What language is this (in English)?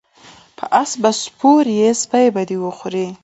Pashto